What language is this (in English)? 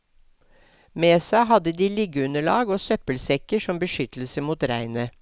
Norwegian